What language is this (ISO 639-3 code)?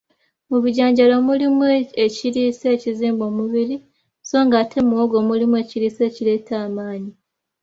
lug